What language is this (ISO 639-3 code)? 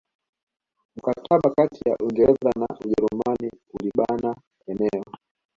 swa